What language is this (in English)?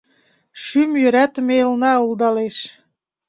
Mari